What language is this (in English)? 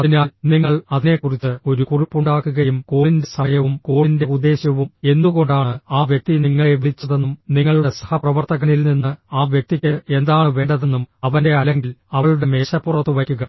Malayalam